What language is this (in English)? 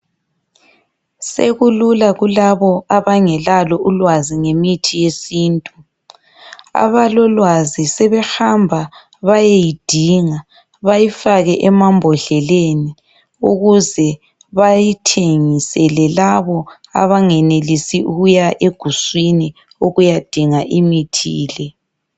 North Ndebele